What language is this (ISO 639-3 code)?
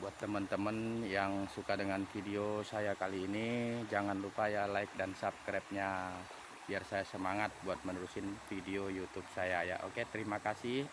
ind